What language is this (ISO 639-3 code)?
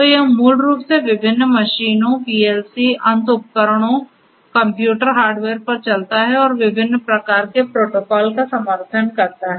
hin